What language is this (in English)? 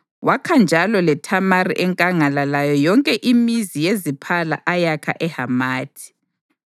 North Ndebele